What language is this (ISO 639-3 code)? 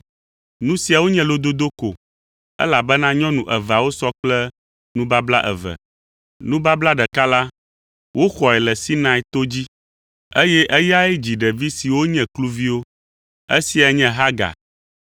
ewe